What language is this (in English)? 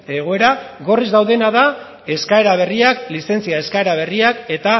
Basque